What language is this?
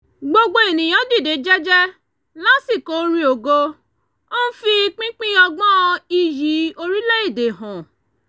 Yoruba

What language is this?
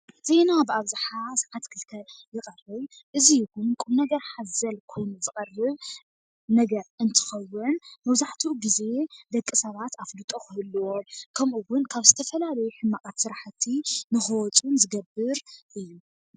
Tigrinya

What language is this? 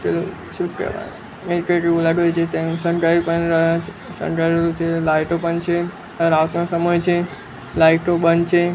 Gujarati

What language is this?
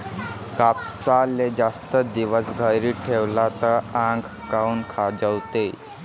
Marathi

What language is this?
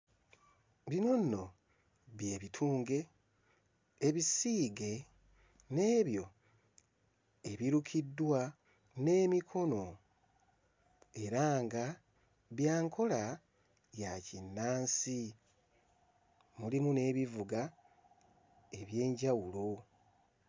Ganda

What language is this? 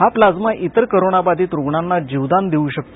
Marathi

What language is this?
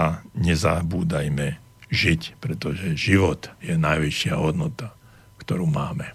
Slovak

